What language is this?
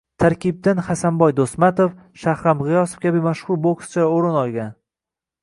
Uzbek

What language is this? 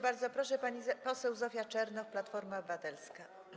Polish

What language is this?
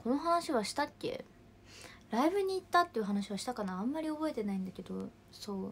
Japanese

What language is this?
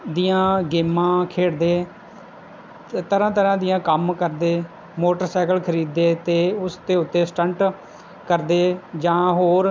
Punjabi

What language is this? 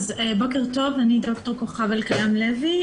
Hebrew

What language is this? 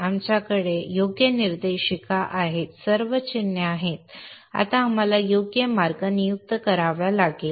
Marathi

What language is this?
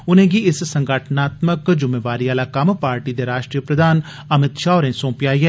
Dogri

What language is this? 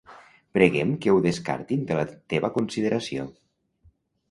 Catalan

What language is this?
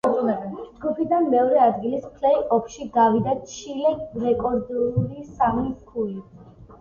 Georgian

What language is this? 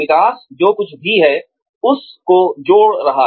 Hindi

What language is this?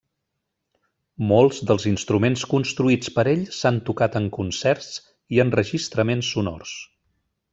Catalan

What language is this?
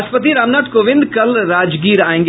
Hindi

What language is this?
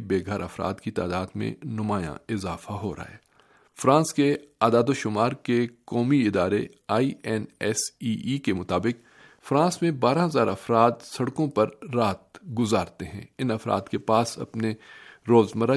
Urdu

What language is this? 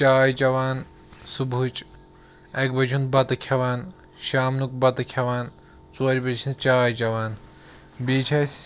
Kashmiri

